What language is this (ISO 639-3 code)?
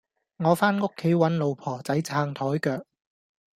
yue